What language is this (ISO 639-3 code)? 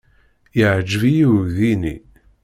kab